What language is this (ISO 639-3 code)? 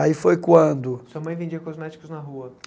por